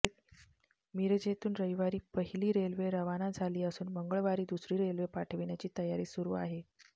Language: Marathi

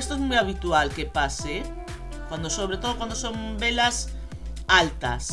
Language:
Spanish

